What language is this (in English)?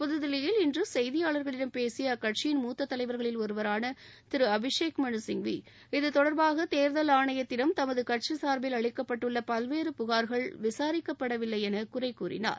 Tamil